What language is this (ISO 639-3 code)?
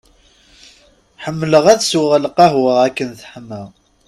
kab